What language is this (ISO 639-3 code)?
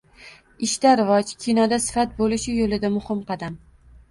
uzb